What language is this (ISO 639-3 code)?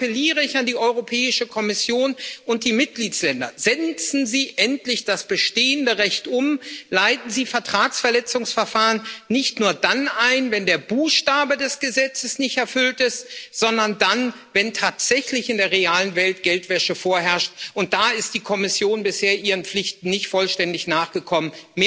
deu